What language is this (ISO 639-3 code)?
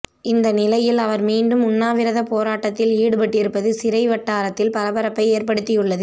tam